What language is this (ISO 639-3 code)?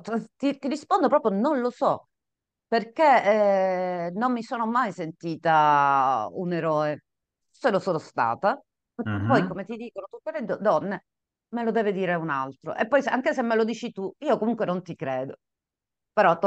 ita